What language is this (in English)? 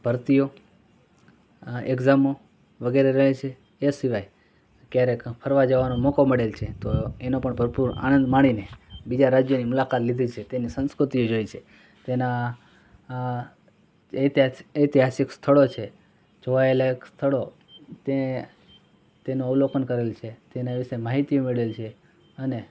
Gujarati